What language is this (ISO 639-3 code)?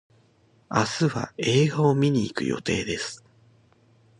jpn